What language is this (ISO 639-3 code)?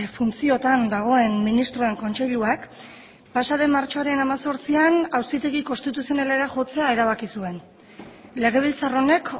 eus